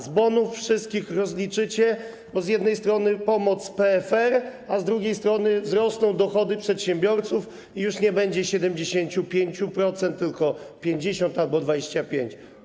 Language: Polish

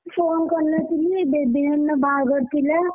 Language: Odia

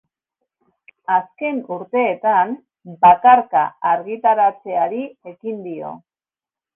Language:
Basque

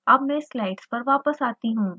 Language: Hindi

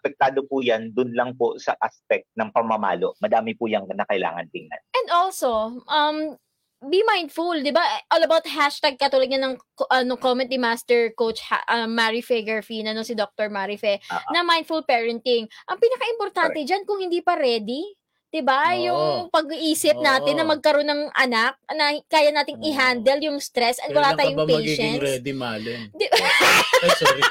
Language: Filipino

